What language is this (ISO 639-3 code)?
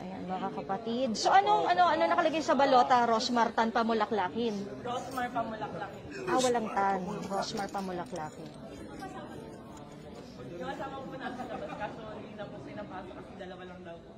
fil